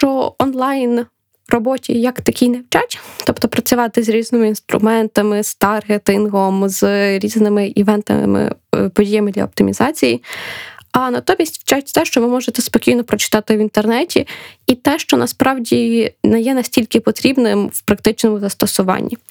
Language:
Ukrainian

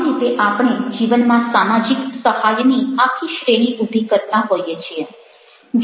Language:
Gujarati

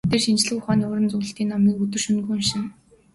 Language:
Mongolian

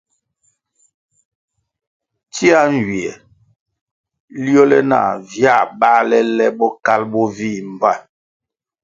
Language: Kwasio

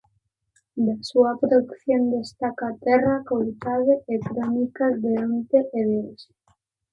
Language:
Galician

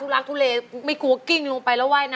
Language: Thai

